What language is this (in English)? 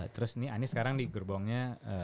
Indonesian